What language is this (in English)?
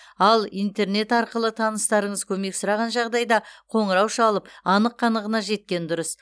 Kazakh